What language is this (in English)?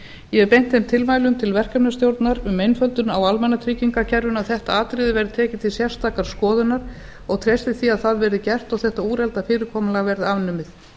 Icelandic